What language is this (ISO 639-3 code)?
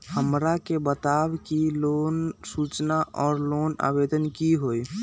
mag